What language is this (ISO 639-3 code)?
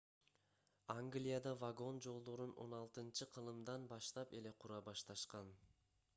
kir